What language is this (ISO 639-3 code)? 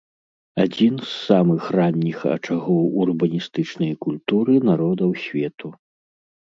bel